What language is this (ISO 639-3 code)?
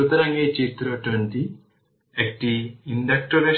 ben